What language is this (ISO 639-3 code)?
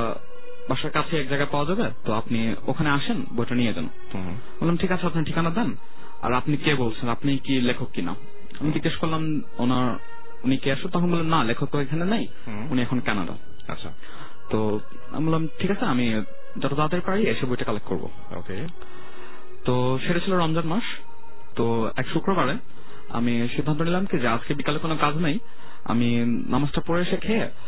ben